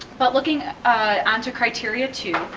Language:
English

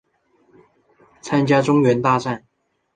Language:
Chinese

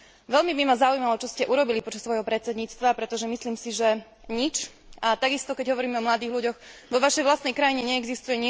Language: Slovak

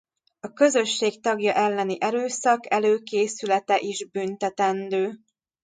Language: Hungarian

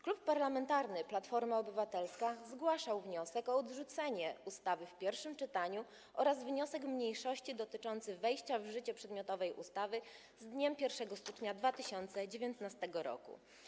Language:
Polish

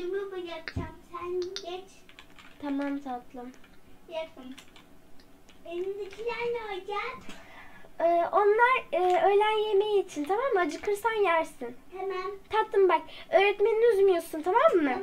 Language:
Turkish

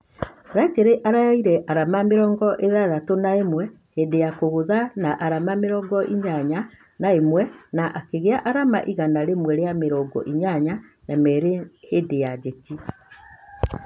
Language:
Kikuyu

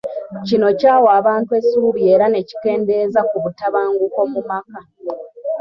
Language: Ganda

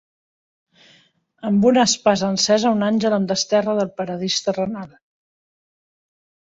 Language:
Catalan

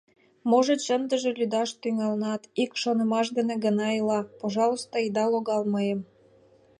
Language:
Mari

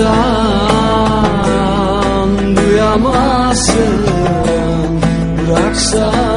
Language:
Turkish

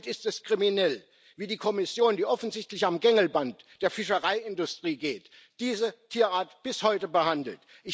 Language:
German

